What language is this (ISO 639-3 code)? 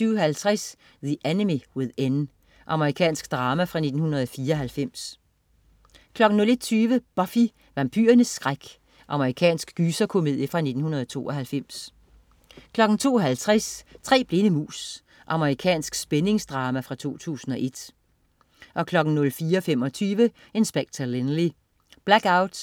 dan